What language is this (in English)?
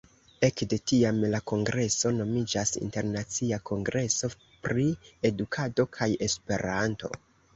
Esperanto